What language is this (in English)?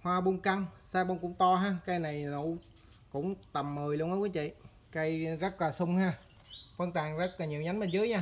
Vietnamese